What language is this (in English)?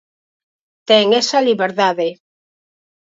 Galician